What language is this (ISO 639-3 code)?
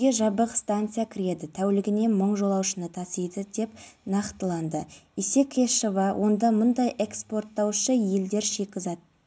kaz